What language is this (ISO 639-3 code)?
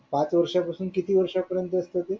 mar